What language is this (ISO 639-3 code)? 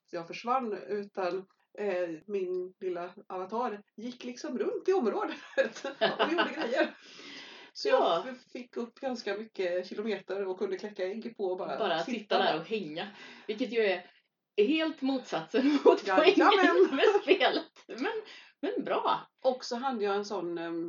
swe